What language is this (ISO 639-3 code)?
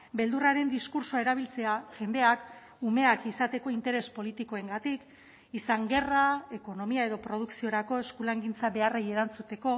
eus